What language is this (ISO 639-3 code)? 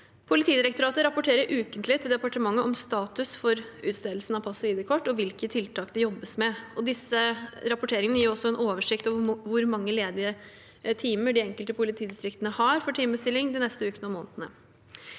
nor